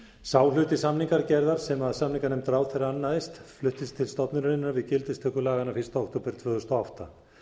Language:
Icelandic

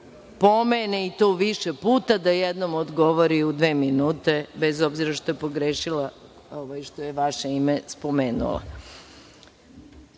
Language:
Serbian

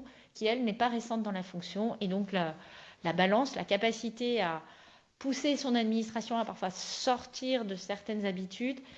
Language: French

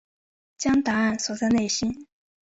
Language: Chinese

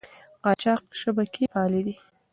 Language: Pashto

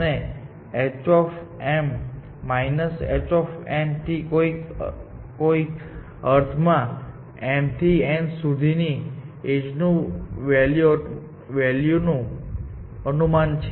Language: Gujarati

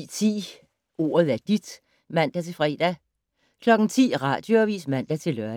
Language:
Danish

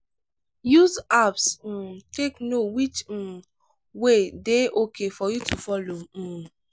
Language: Nigerian Pidgin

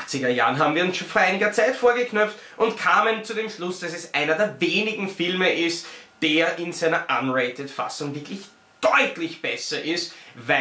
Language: German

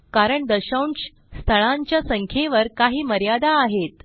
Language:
Marathi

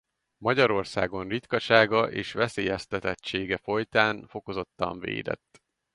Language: Hungarian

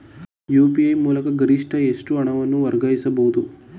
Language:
Kannada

